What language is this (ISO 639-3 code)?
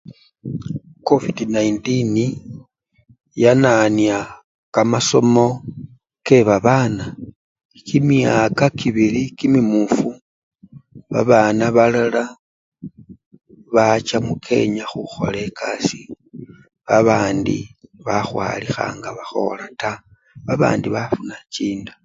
luy